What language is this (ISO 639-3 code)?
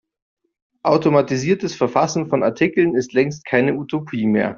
deu